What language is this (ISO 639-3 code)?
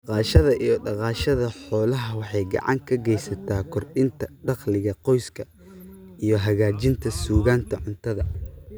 som